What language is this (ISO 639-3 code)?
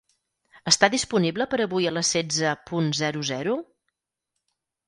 cat